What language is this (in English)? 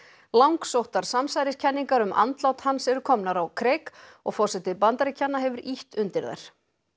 Icelandic